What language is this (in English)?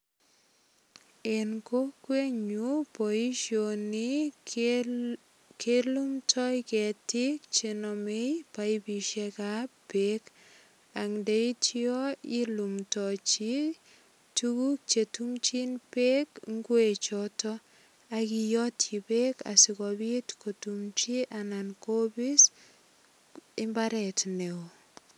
Kalenjin